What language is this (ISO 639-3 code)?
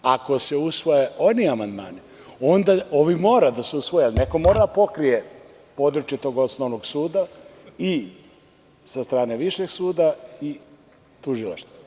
srp